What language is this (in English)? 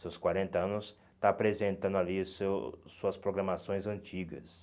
Portuguese